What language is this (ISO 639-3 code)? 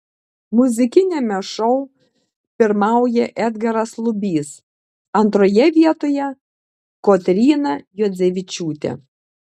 lit